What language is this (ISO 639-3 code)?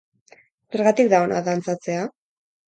eus